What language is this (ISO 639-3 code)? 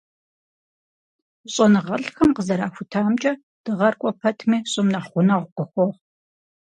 kbd